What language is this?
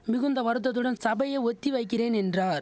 Tamil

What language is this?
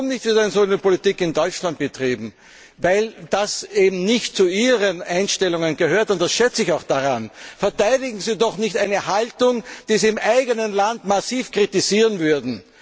German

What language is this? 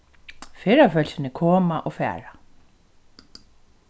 Faroese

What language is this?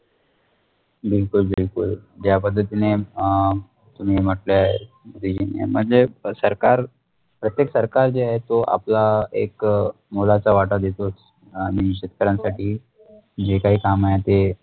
Marathi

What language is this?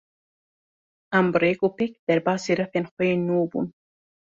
Kurdish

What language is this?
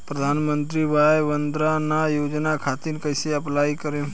Bhojpuri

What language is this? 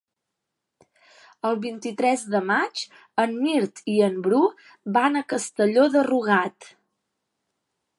Catalan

